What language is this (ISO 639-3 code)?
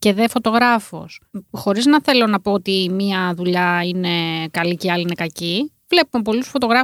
ell